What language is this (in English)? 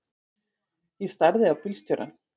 Icelandic